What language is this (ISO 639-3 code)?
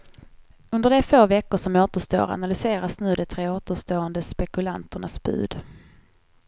swe